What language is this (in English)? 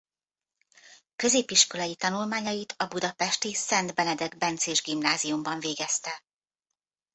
Hungarian